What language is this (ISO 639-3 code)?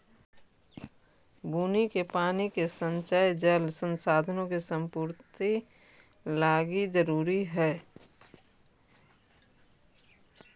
mag